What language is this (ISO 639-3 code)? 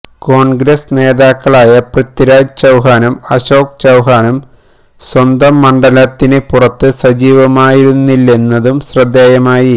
mal